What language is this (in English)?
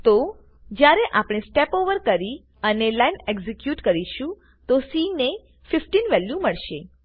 Gujarati